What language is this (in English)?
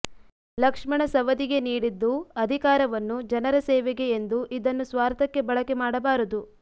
Kannada